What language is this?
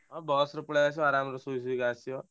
Odia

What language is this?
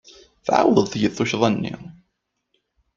Kabyle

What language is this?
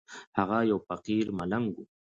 Pashto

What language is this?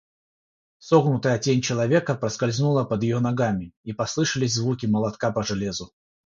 Russian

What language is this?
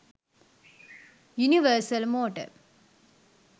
Sinhala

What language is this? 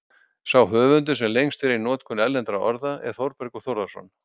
Icelandic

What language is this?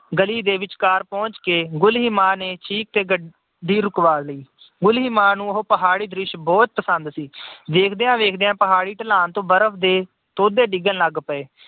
Punjabi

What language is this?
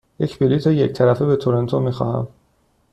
Persian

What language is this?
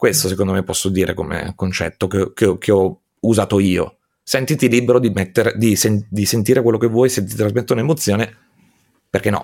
Italian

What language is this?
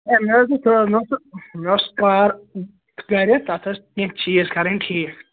Kashmiri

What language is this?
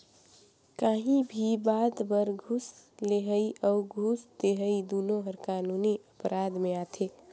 Chhattisgarhi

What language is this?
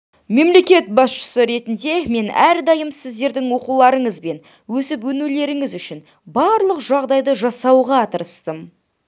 Kazakh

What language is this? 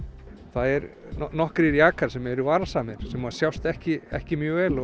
Icelandic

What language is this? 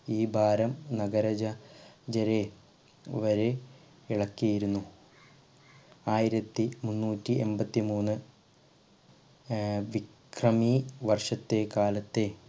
Malayalam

